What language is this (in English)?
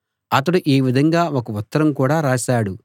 Telugu